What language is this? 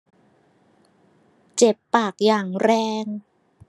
Thai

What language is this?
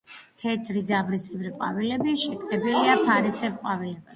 Georgian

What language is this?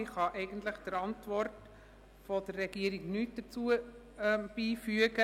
Swiss German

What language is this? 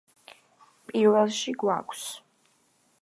Georgian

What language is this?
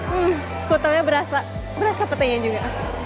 Indonesian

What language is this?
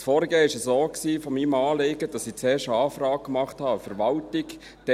Swiss German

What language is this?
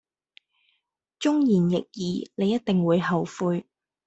Cantonese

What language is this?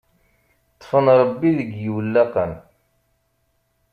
Kabyle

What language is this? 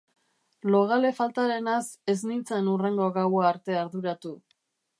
Basque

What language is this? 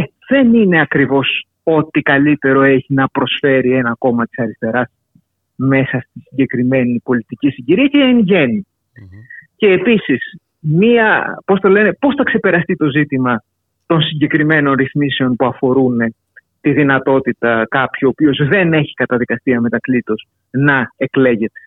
Greek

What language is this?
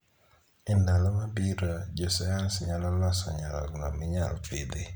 Luo (Kenya and Tanzania)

